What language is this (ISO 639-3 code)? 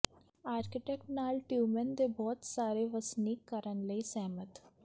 pan